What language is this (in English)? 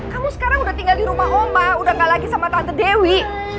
Indonesian